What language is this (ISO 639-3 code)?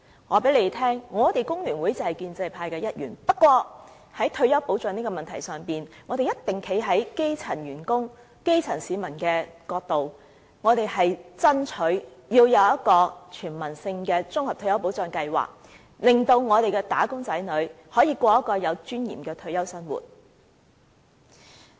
yue